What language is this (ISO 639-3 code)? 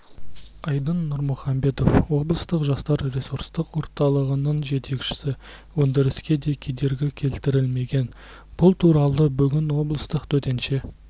kaz